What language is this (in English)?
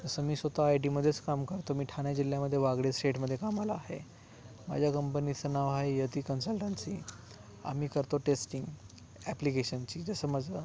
Marathi